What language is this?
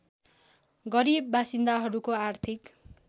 Nepali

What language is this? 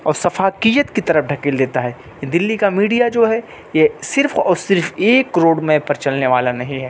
Urdu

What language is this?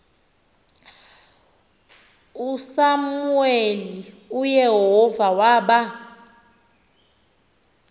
Xhosa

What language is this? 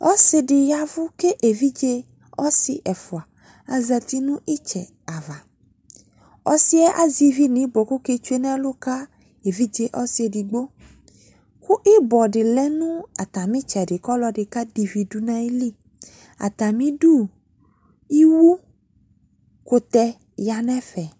Ikposo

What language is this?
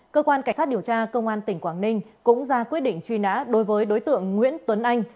Vietnamese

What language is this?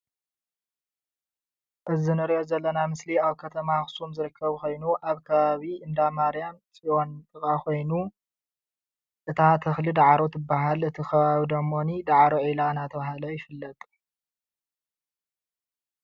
Tigrinya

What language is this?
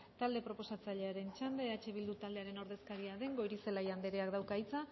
Basque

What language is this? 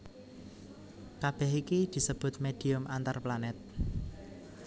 Javanese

